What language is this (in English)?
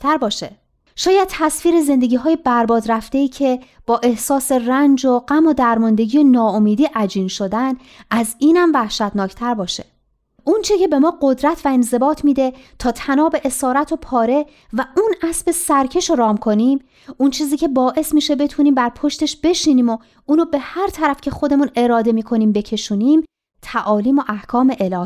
Persian